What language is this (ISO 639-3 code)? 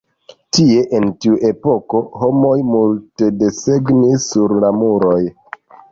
epo